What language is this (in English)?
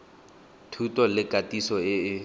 Tswana